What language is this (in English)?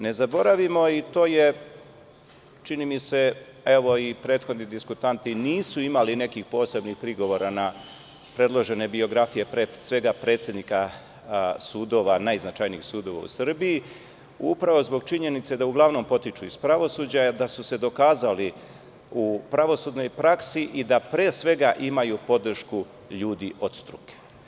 Serbian